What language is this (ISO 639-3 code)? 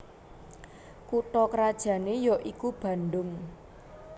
jav